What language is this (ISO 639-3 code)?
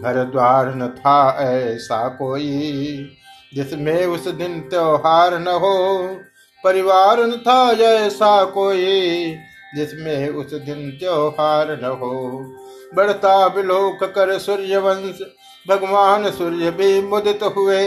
hin